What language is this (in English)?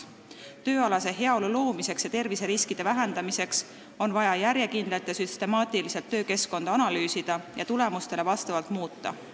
Estonian